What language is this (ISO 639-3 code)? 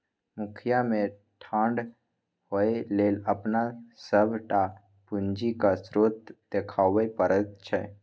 mai